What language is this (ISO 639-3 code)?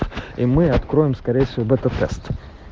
rus